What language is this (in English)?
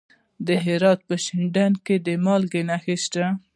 Pashto